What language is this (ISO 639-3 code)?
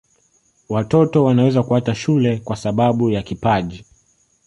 swa